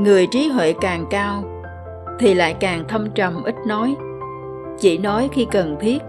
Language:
Vietnamese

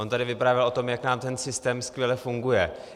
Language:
Czech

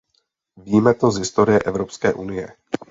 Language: Czech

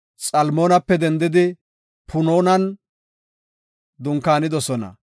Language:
Gofa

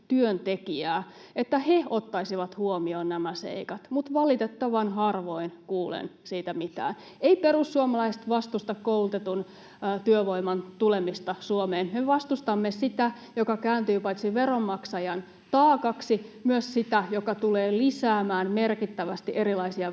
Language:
Finnish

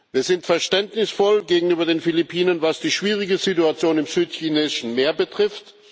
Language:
German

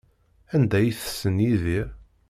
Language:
Kabyle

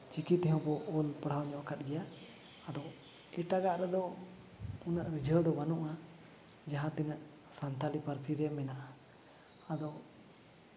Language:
Santali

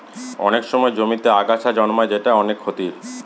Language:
Bangla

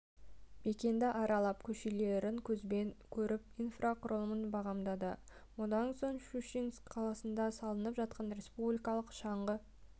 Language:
Kazakh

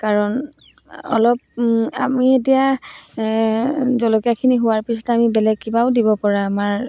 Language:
Assamese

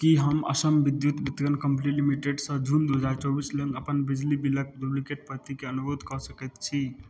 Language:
Maithili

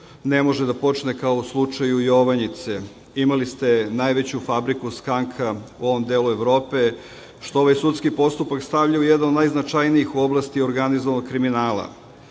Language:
Serbian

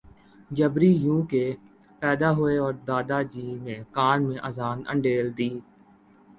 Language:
Urdu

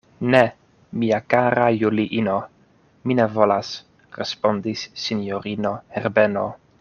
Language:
Esperanto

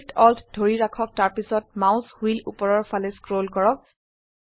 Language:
Assamese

